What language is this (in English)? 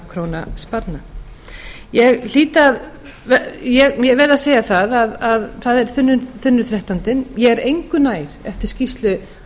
Icelandic